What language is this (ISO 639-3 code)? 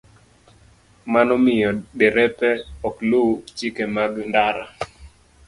luo